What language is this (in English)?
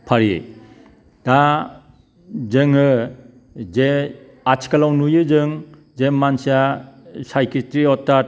Bodo